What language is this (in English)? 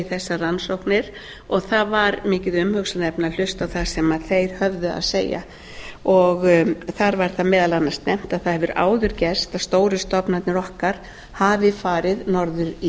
Icelandic